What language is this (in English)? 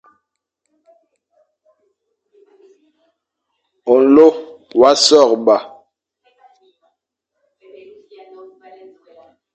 Fang